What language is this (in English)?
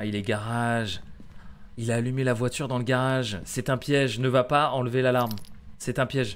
French